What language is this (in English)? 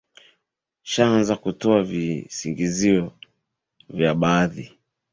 Swahili